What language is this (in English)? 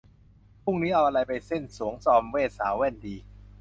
Thai